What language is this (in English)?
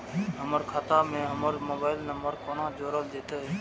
Maithili